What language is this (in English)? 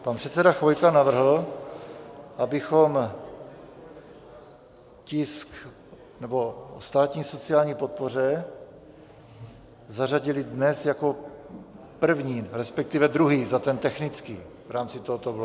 Czech